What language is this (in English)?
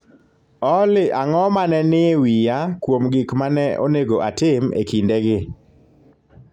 Luo (Kenya and Tanzania)